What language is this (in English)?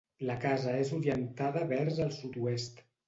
Catalan